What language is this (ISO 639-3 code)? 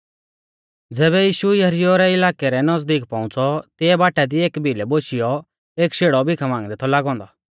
bfz